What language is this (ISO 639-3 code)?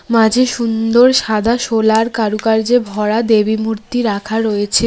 ben